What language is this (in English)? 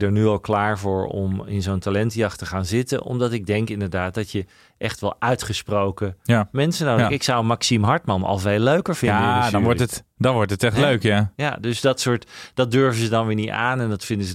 Dutch